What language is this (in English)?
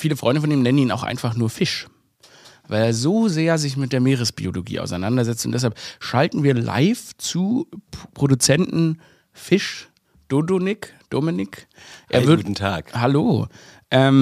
German